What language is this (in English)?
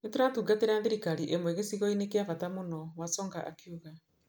Kikuyu